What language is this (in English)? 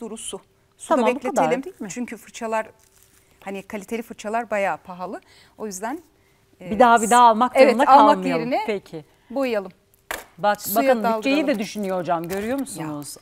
Turkish